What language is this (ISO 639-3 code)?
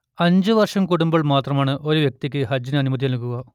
mal